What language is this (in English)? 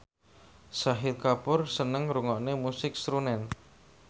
Javanese